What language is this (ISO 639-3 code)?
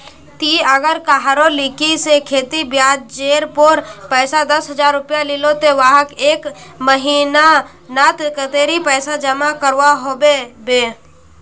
mag